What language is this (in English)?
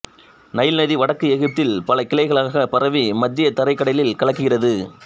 Tamil